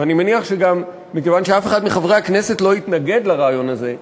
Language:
Hebrew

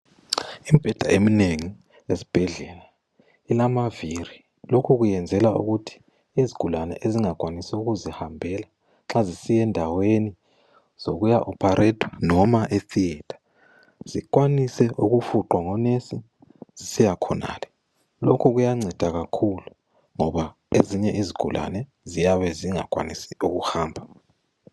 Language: North Ndebele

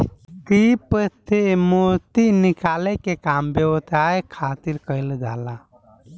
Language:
Bhojpuri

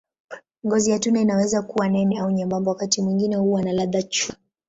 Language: Swahili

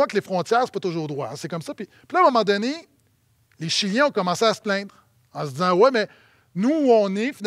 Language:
French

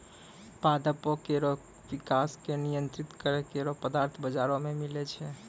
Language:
Maithili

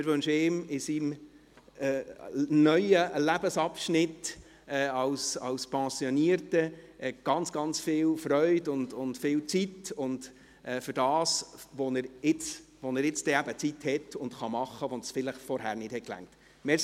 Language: Swiss German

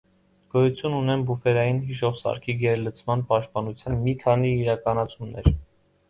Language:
Armenian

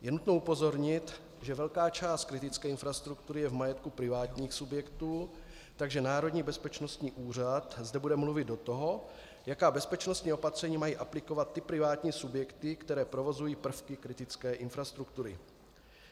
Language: Czech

